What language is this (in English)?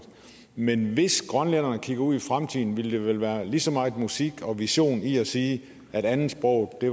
Danish